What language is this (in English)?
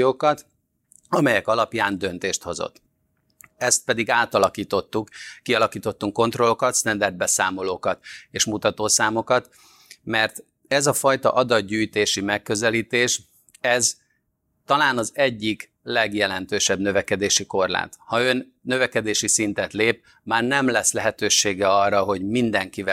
Hungarian